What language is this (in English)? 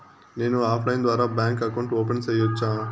Telugu